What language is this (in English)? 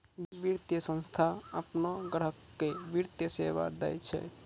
Maithili